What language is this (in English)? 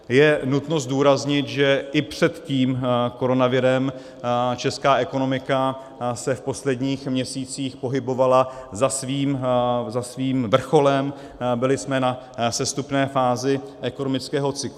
Czech